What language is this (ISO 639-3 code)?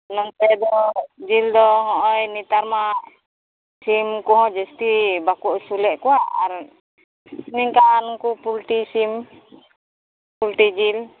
sat